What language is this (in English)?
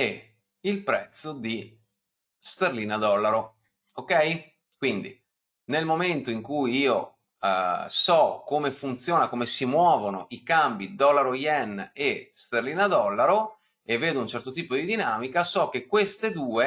Italian